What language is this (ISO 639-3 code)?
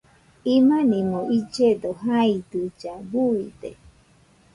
hux